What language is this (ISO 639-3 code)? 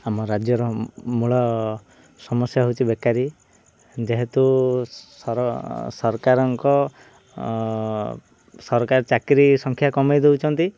ori